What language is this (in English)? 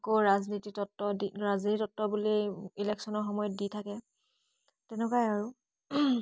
Assamese